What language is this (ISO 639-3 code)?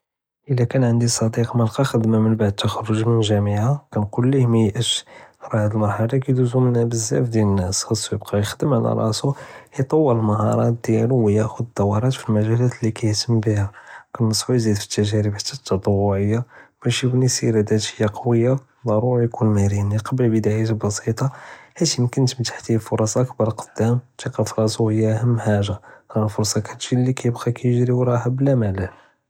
jrb